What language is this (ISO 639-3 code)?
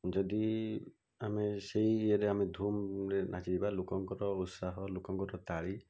ori